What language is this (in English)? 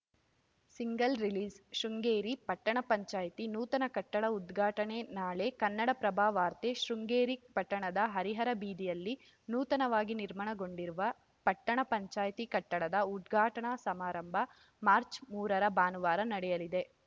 Kannada